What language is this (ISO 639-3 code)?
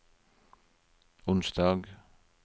nor